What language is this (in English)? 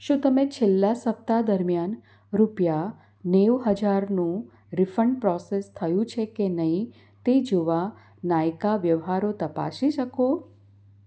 Gujarati